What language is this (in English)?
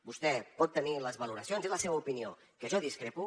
Catalan